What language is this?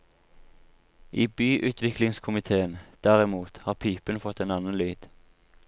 Norwegian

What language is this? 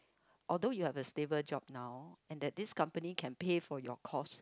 English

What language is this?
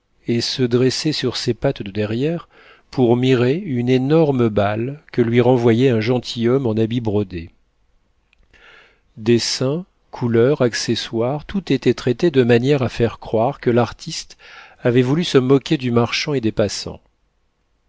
French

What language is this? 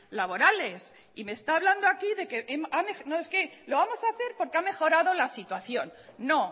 Spanish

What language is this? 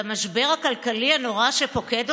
Hebrew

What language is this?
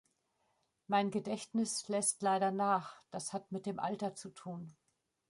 German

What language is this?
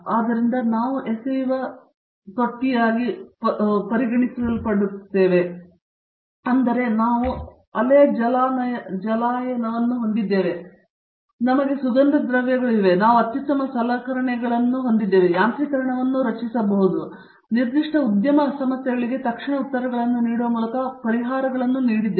Kannada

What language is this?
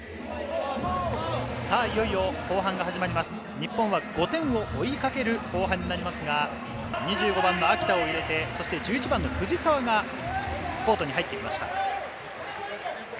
Japanese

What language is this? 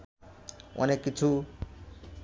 Bangla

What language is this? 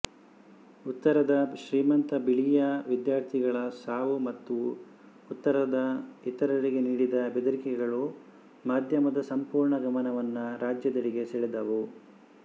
Kannada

